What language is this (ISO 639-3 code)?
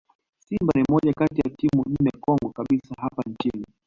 swa